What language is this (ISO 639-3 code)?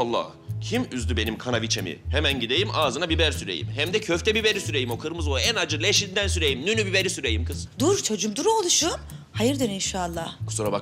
tur